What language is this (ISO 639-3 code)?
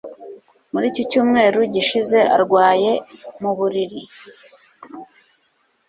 kin